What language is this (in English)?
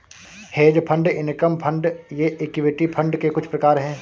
Hindi